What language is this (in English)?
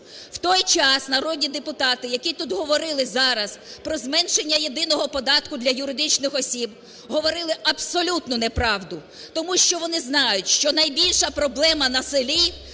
Ukrainian